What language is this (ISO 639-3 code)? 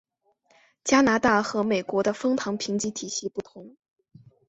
zho